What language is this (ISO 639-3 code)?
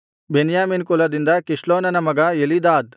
kan